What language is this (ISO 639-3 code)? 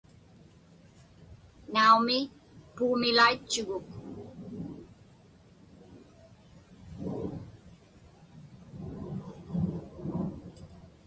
ipk